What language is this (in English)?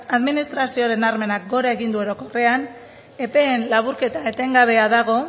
Basque